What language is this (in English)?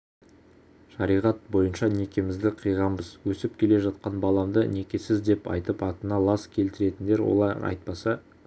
Kazakh